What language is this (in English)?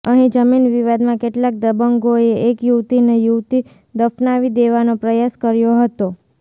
Gujarati